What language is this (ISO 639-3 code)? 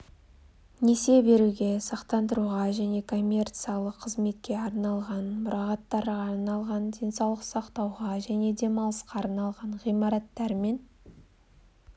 kaz